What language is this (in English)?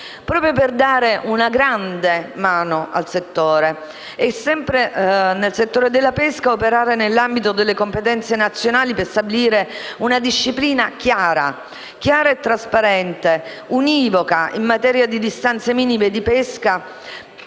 Italian